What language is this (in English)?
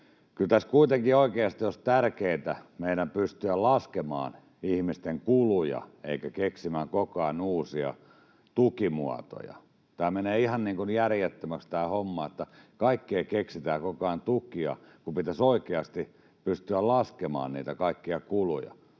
Finnish